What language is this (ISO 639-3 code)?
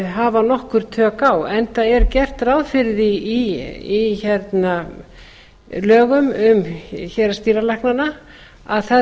isl